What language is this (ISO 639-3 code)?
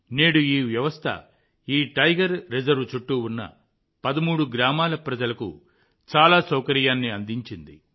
tel